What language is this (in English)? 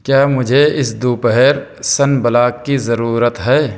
Urdu